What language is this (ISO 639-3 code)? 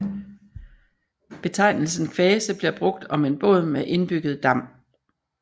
dan